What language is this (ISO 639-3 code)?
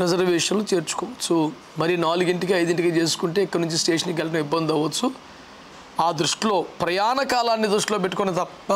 tel